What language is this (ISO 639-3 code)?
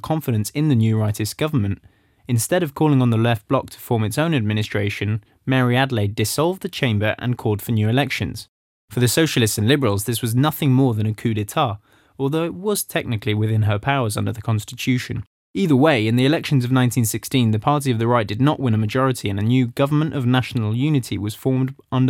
eng